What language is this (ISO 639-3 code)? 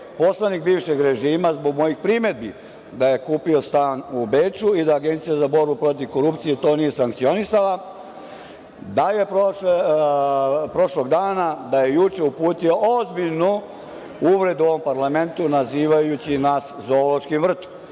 srp